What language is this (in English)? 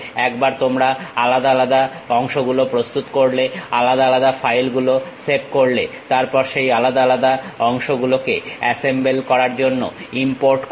Bangla